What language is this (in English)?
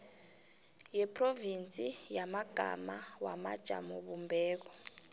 South Ndebele